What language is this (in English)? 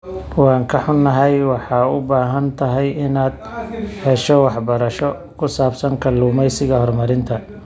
Somali